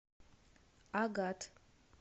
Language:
Russian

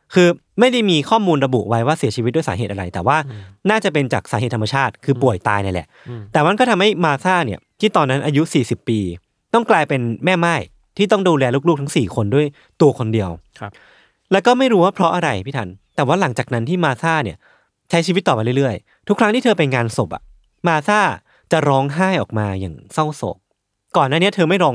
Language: Thai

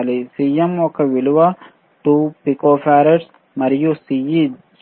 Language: Telugu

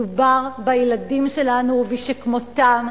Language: Hebrew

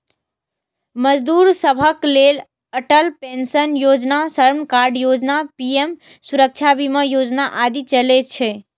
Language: Maithili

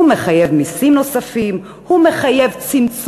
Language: Hebrew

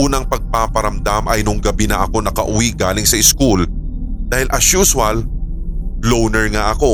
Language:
Filipino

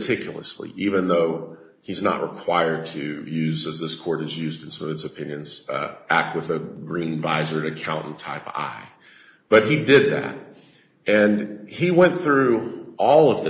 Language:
English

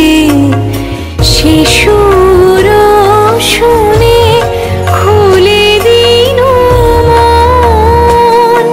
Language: Hindi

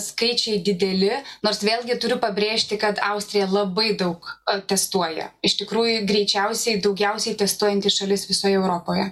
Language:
Lithuanian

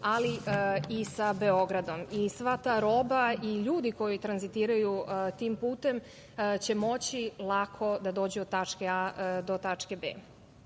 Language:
Serbian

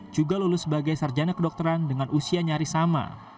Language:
Indonesian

